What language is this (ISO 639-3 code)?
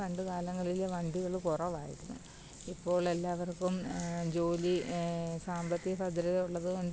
mal